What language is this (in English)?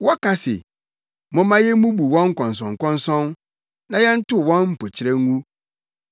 Akan